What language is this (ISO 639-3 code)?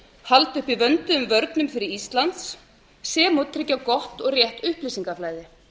isl